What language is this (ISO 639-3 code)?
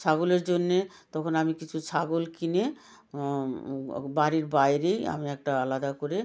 ben